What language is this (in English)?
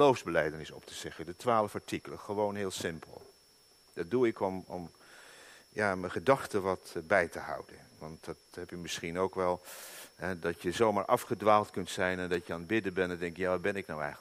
Dutch